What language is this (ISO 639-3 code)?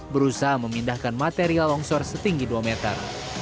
ind